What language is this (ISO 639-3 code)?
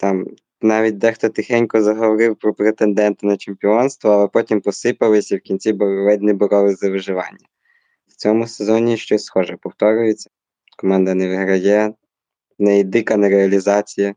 ukr